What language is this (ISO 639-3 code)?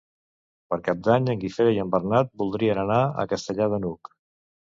cat